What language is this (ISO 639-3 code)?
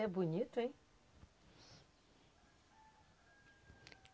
por